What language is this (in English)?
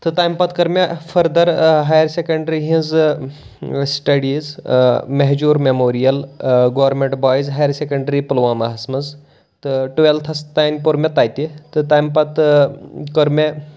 Kashmiri